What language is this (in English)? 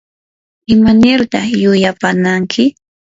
Yanahuanca Pasco Quechua